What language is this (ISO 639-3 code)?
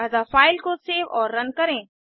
hin